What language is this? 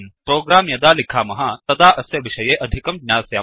Sanskrit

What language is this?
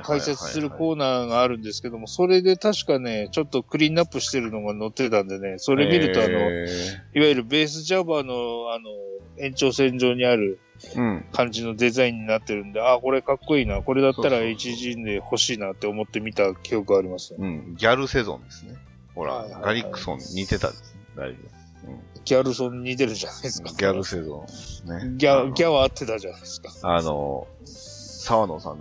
Japanese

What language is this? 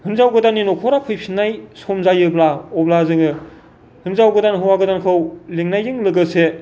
Bodo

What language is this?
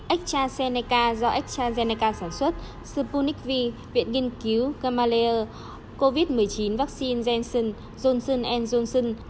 Vietnamese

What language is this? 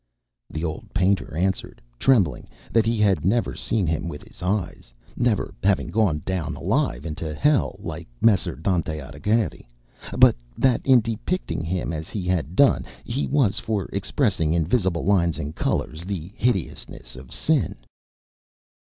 English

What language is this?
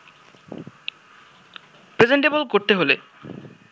Bangla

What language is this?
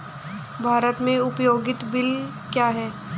Hindi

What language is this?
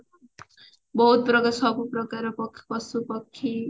Odia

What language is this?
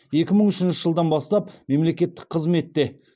Kazakh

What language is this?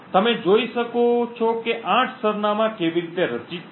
Gujarati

